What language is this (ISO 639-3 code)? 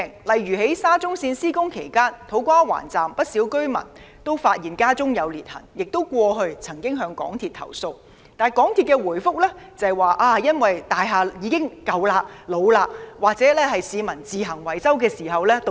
yue